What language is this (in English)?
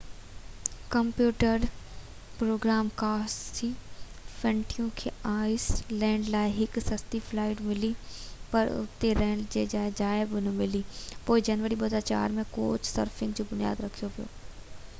Sindhi